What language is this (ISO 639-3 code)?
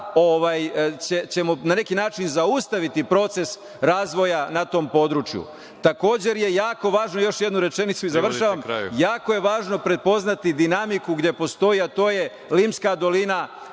srp